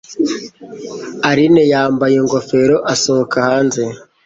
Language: Kinyarwanda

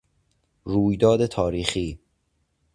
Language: Persian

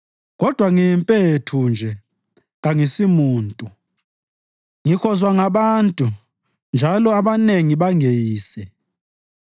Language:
North Ndebele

